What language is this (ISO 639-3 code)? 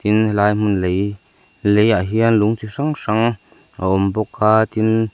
lus